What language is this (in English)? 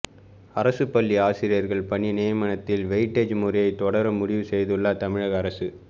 Tamil